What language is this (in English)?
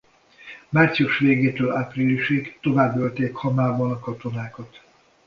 Hungarian